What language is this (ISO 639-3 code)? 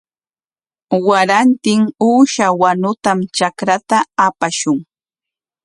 qwa